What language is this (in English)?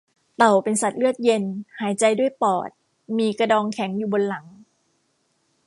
Thai